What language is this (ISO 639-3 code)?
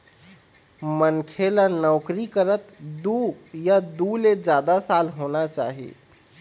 hne